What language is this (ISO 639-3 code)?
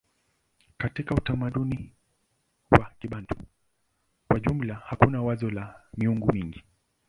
swa